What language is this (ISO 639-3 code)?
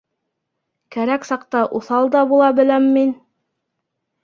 bak